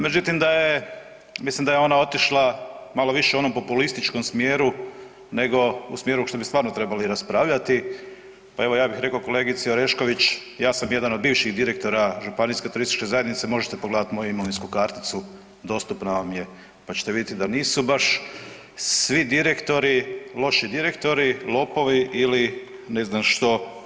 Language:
Croatian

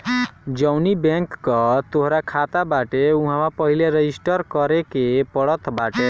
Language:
Bhojpuri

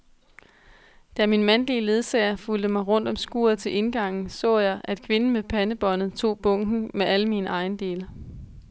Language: Danish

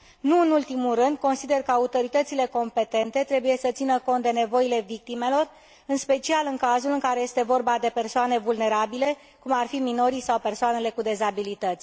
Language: Romanian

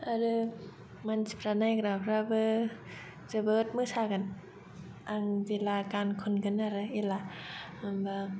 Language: Bodo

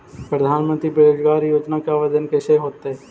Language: Magahi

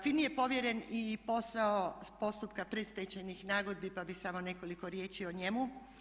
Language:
Croatian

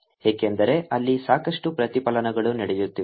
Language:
Kannada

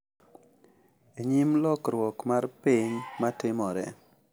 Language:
Luo (Kenya and Tanzania)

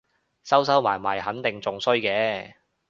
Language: Cantonese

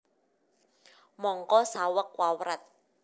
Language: Javanese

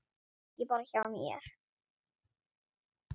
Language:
Icelandic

